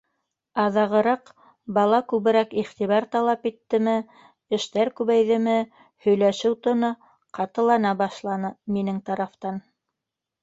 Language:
Bashkir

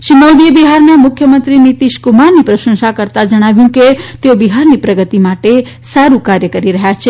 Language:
Gujarati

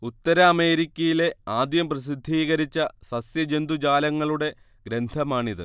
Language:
Malayalam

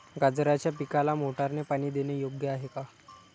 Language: Marathi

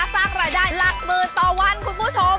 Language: Thai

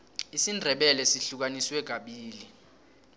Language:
South Ndebele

